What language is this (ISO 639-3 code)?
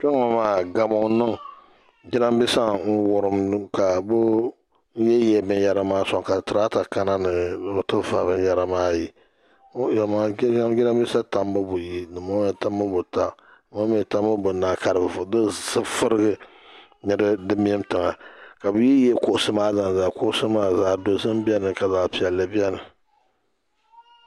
dag